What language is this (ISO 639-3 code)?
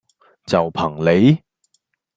yue